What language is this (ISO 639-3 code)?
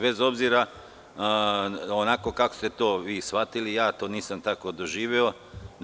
srp